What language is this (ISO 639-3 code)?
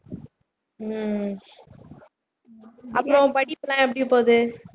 tam